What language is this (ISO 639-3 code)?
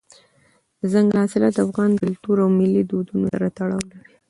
pus